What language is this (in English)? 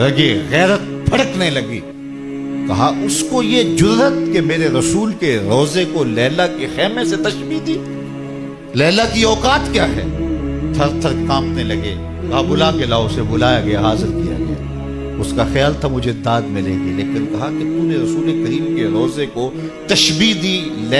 Hindi